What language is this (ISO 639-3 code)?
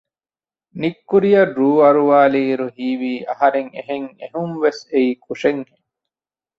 div